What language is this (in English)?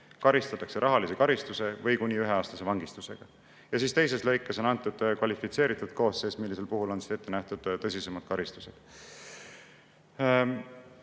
Estonian